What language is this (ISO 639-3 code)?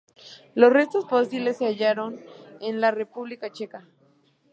spa